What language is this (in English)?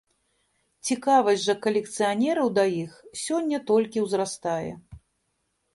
Belarusian